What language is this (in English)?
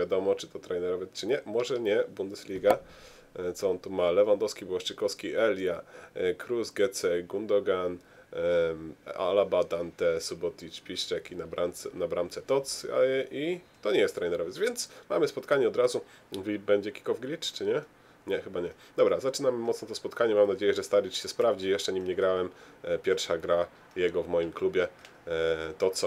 Polish